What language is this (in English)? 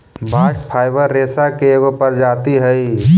Magahi